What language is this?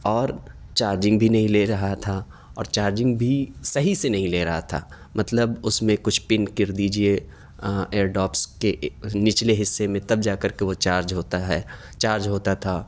Urdu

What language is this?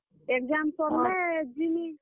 Odia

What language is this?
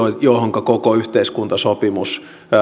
Finnish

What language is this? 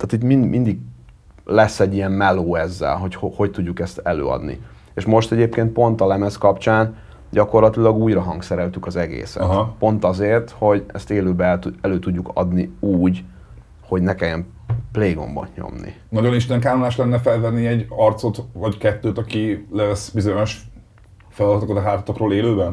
Hungarian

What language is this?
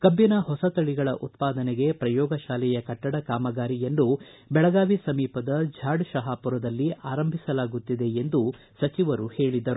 Kannada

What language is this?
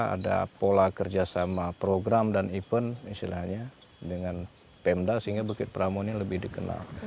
Indonesian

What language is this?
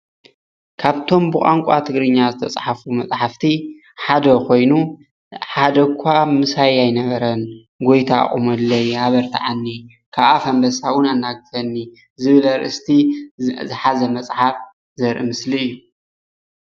Tigrinya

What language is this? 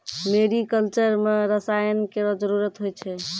Maithili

